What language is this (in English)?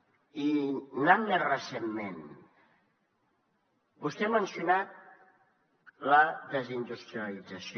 Catalan